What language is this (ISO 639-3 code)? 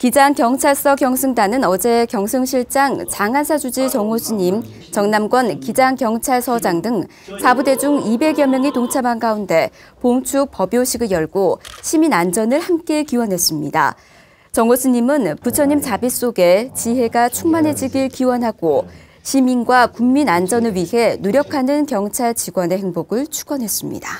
kor